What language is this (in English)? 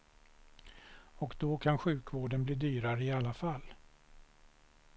Swedish